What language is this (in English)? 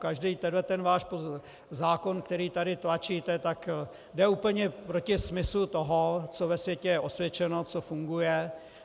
Czech